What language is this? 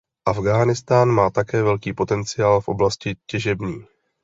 Czech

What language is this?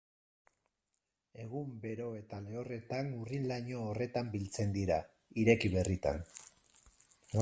Basque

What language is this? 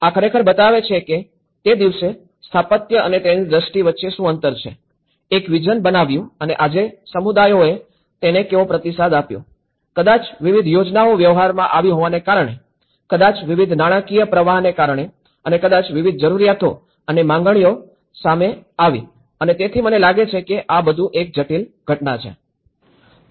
Gujarati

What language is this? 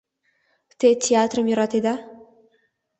Mari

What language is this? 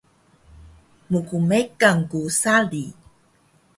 Taroko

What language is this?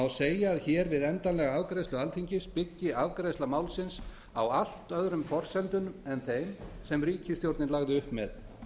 Icelandic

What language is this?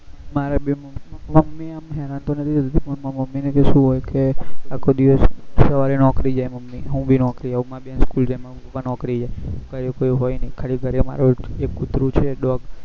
Gujarati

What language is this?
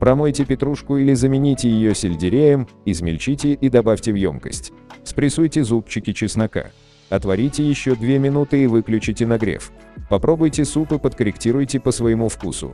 Russian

